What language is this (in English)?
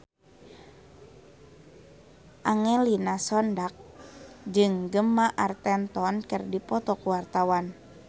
Sundanese